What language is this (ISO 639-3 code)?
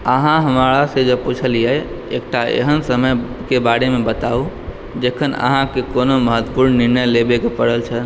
mai